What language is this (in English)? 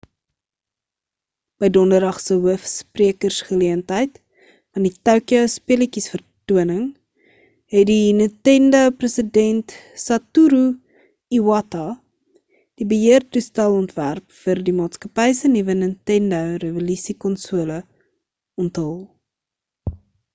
Afrikaans